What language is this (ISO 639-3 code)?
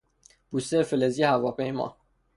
fas